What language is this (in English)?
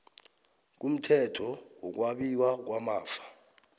South Ndebele